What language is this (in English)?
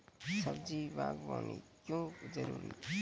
Maithili